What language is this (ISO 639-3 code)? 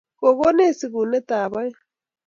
kln